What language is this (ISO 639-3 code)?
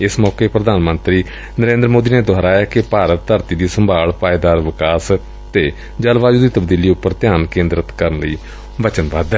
pan